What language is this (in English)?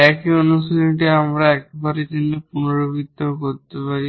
Bangla